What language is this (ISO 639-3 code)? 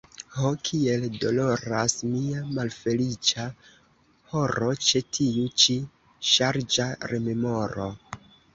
epo